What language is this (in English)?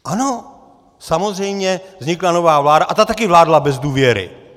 Czech